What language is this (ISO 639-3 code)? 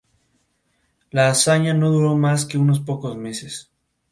spa